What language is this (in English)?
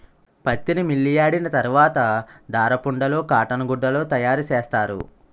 Telugu